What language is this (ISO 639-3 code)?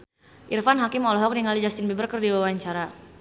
sun